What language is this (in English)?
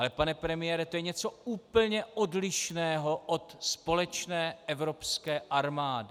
Czech